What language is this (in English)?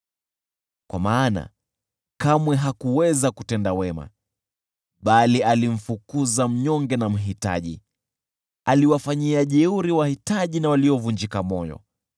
Swahili